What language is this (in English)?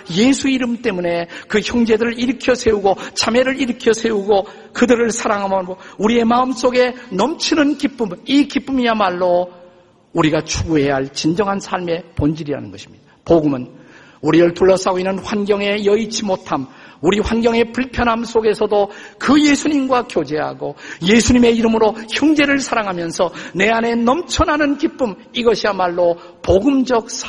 Korean